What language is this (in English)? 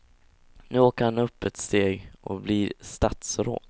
Swedish